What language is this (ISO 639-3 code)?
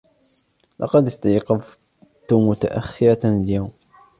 ara